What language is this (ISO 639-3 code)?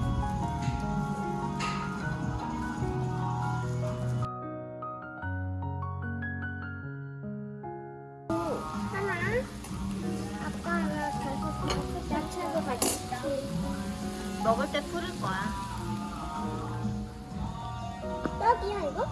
kor